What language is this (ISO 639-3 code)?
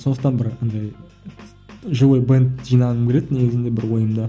kaz